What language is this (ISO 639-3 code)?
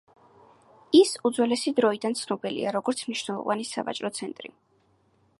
kat